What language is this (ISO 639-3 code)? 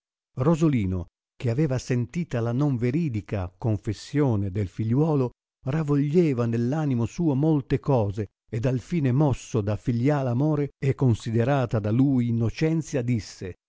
ita